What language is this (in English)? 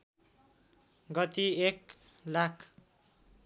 Nepali